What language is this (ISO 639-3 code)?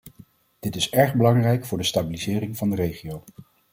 nld